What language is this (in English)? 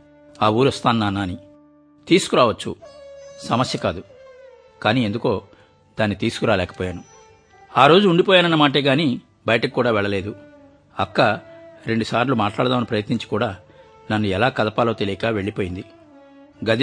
Telugu